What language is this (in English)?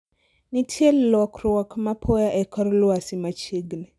Luo (Kenya and Tanzania)